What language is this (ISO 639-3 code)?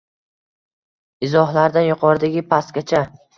uzb